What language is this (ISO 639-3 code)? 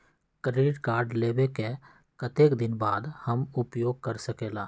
mag